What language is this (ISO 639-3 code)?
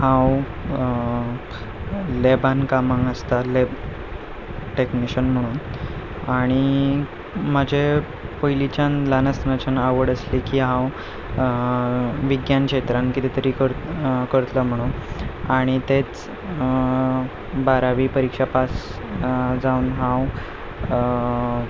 kok